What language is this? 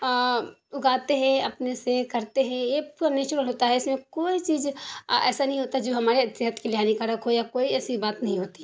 Urdu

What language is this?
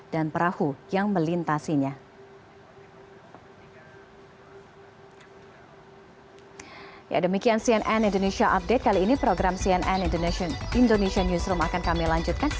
Indonesian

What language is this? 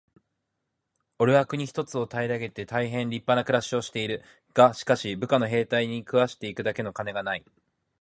Japanese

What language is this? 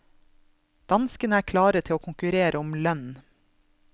Norwegian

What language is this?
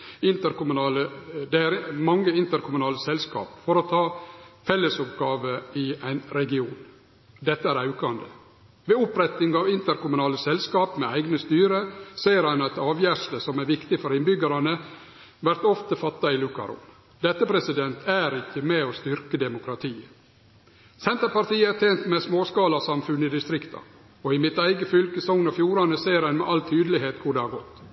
Norwegian Nynorsk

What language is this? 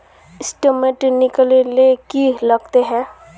Magahi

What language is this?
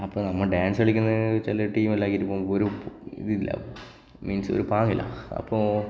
Malayalam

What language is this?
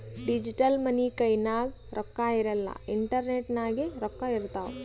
Kannada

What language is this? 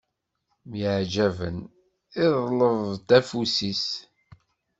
Kabyle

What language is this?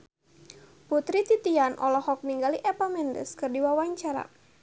Sundanese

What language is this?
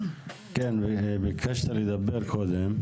Hebrew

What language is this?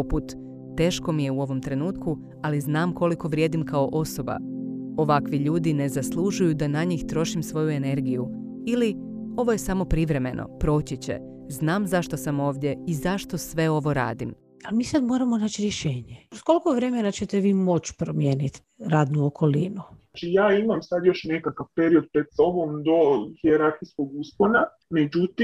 Croatian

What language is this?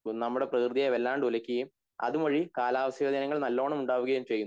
Malayalam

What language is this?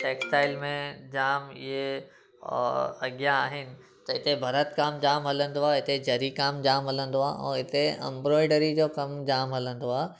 Sindhi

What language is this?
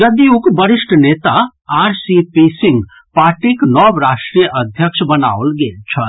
Maithili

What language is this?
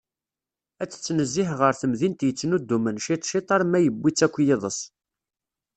Kabyle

